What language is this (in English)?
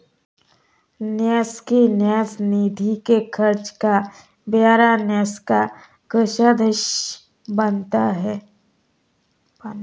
Hindi